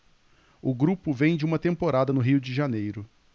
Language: Portuguese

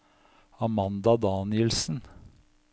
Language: Norwegian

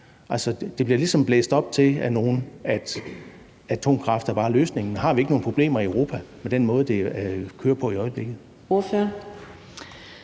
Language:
Danish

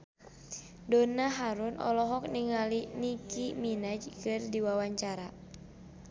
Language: Sundanese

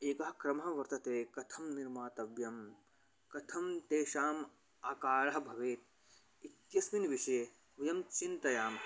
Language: Sanskrit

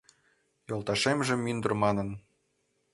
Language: Mari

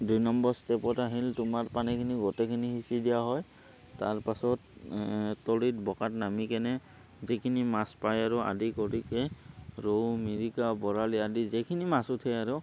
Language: Assamese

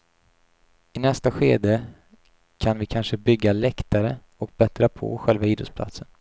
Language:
Swedish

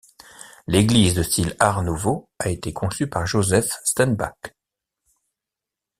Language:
French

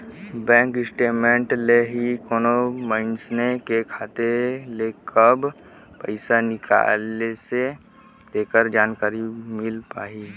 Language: Chhattisgarhi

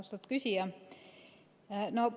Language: Estonian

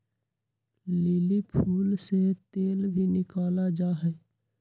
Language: Magahi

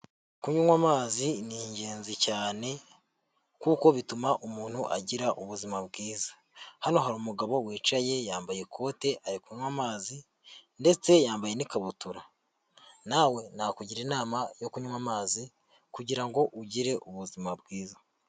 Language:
Kinyarwanda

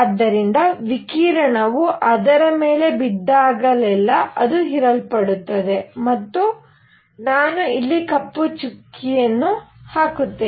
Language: Kannada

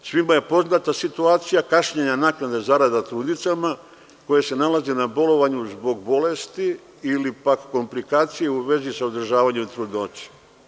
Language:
Serbian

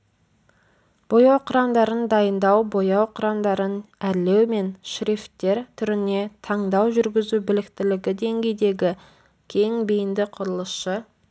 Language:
Kazakh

